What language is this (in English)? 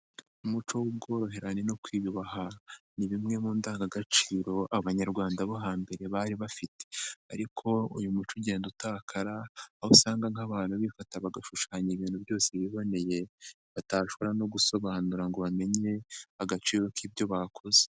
Kinyarwanda